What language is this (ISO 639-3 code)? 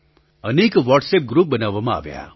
guj